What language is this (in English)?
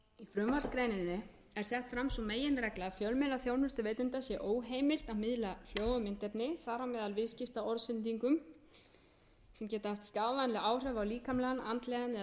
Icelandic